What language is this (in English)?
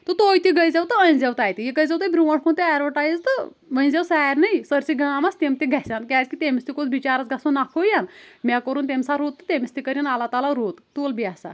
Kashmiri